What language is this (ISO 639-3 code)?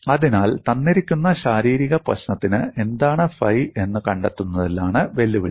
mal